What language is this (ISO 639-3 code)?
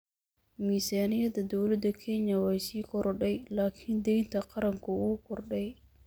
som